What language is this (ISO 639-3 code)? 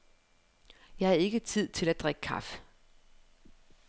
dan